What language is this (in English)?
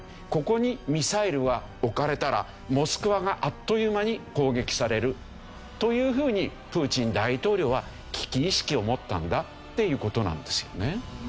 Japanese